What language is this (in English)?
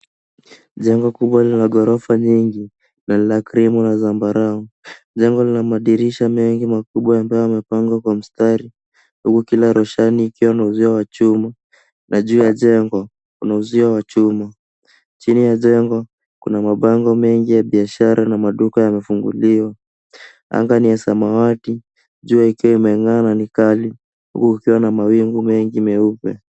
Swahili